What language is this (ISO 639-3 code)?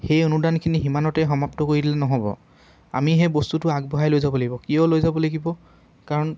asm